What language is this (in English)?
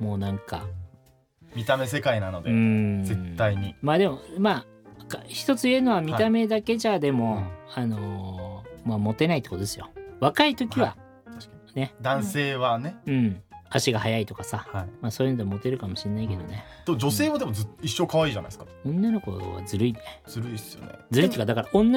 Japanese